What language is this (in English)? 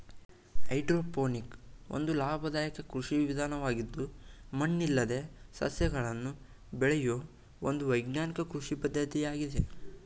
Kannada